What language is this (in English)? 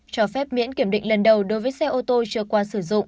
Vietnamese